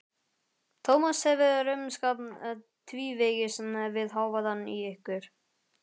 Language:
Icelandic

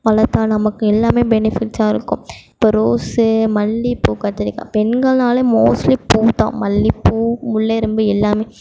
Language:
Tamil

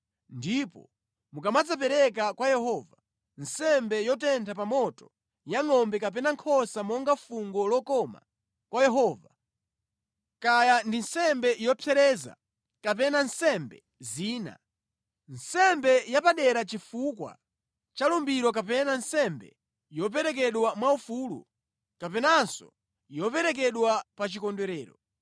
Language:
Nyanja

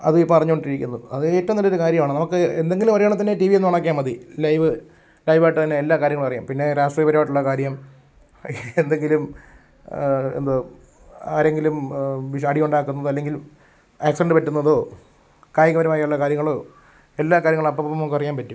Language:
Malayalam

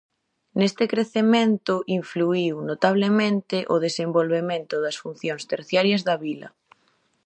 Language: Galician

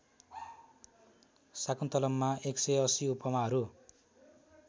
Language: Nepali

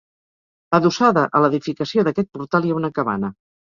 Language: Catalan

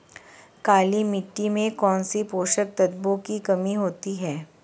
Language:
Hindi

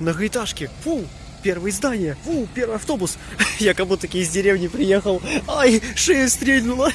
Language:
Russian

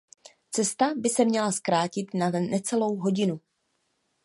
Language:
Czech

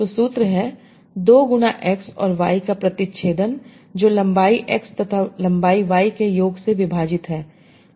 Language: Hindi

